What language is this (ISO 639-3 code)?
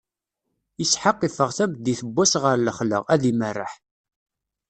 kab